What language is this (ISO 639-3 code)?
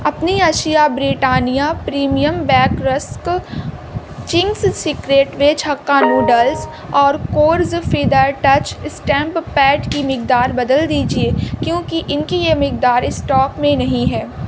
urd